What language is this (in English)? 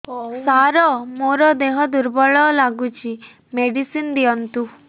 Odia